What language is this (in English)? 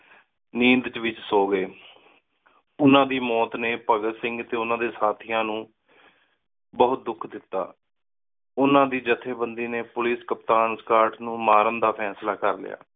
Punjabi